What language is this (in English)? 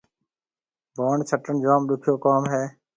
Marwari (Pakistan)